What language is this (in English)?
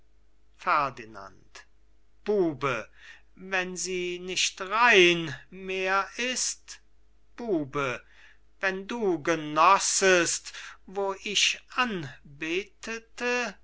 German